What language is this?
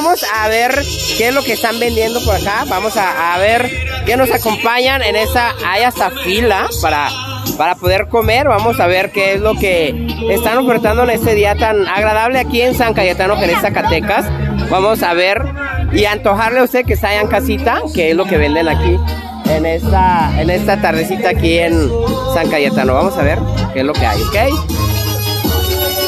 Spanish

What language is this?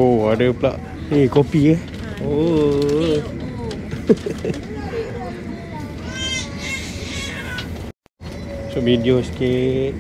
Malay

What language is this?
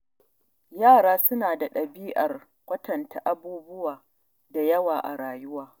Hausa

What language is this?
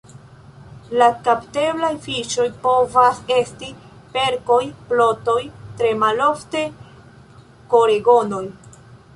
Esperanto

